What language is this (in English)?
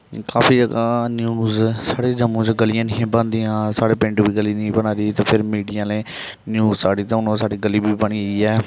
Dogri